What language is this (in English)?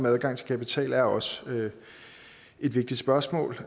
Danish